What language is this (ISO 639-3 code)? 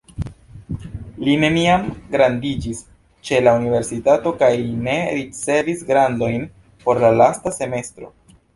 epo